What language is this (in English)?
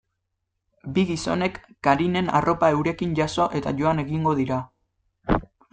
Basque